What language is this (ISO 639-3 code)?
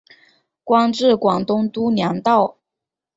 zho